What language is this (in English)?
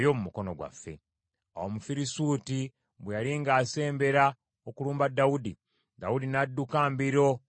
Ganda